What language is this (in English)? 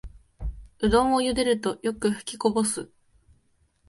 Japanese